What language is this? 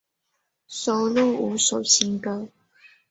Chinese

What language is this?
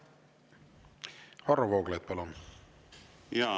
Estonian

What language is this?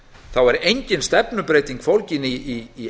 Icelandic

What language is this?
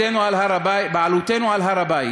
Hebrew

